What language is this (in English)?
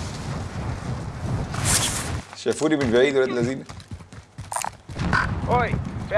Arabic